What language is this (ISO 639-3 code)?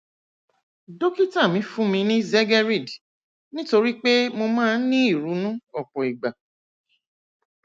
yor